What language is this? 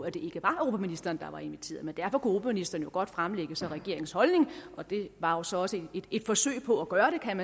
Danish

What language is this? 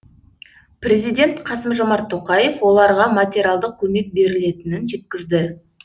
Kazakh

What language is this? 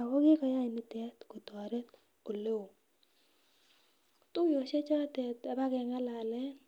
Kalenjin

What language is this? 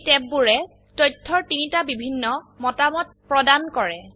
Assamese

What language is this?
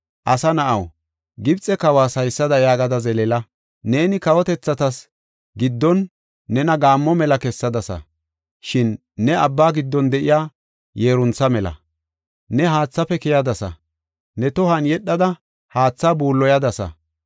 Gofa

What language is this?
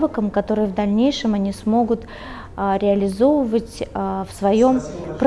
Russian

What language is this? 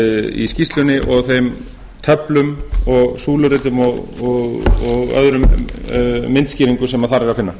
Icelandic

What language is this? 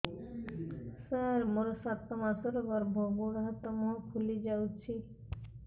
Odia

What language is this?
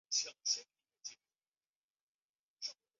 Chinese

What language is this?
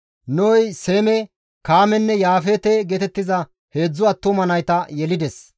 Gamo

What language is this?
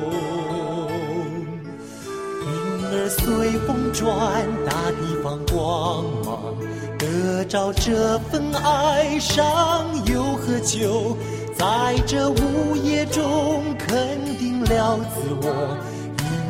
Chinese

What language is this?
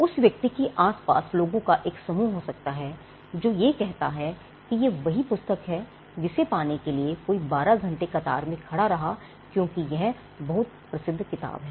Hindi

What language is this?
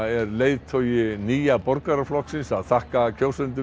Icelandic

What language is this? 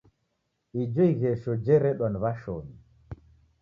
Taita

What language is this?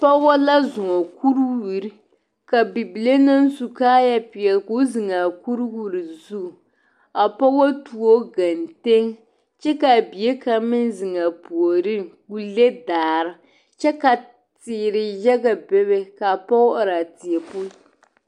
Southern Dagaare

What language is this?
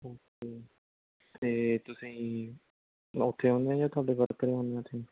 Punjabi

